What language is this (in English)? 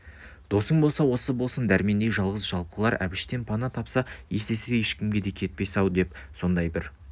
Kazakh